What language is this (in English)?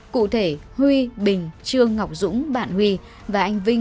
Vietnamese